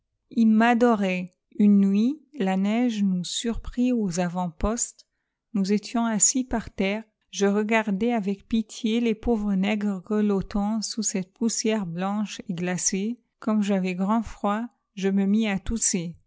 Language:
French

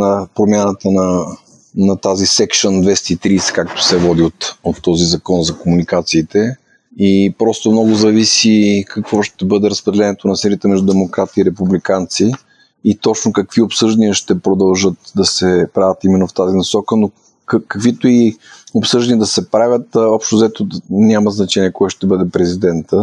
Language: Bulgarian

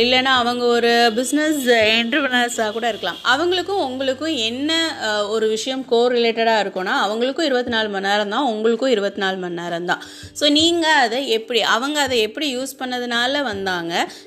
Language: Tamil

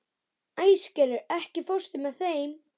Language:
Icelandic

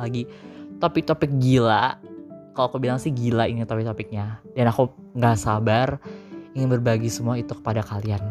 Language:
Indonesian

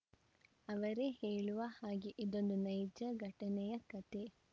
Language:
Kannada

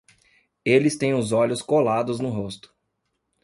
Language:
Portuguese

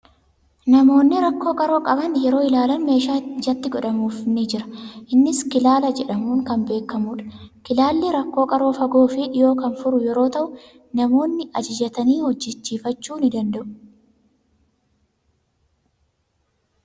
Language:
Oromo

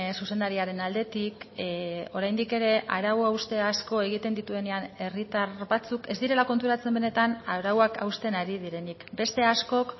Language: Basque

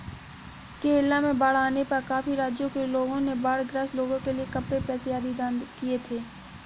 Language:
Hindi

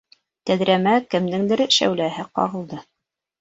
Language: Bashkir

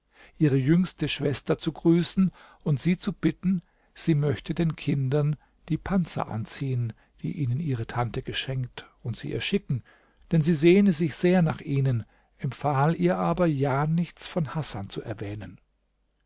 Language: German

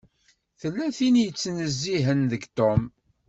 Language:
Kabyle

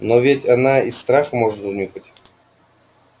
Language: Russian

